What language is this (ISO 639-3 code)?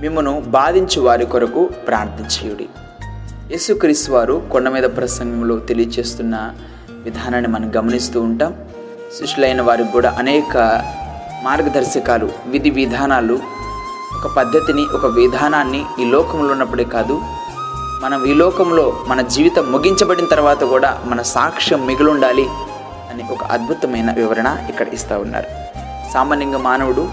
tel